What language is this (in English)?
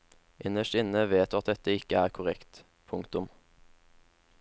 Norwegian